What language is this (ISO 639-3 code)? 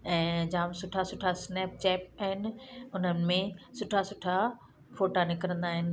snd